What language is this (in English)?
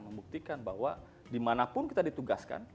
Indonesian